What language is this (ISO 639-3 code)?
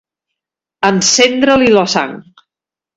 cat